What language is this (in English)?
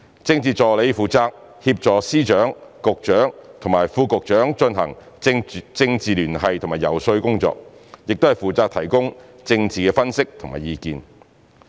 Cantonese